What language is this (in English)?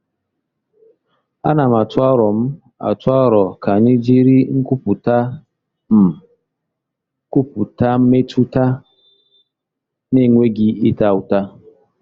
Igbo